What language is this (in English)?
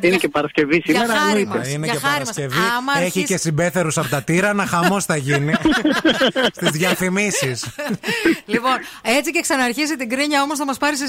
Greek